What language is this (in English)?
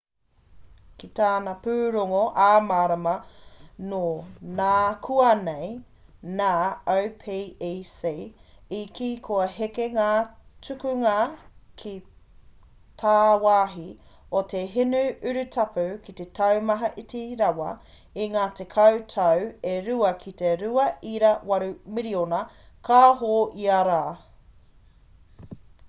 Māori